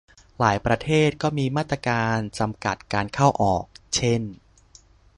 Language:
Thai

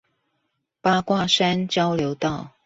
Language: Chinese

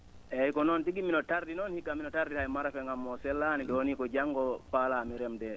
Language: Fula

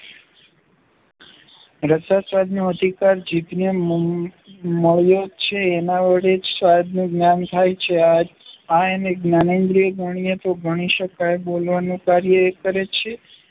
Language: Gujarati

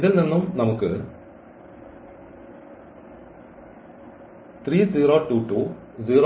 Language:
Malayalam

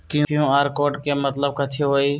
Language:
Magahi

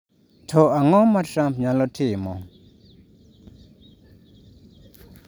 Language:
Luo (Kenya and Tanzania)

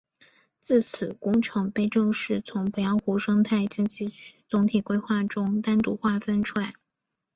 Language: Chinese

